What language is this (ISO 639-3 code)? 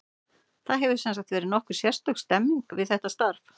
isl